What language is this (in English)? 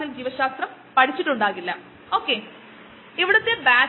Malayalam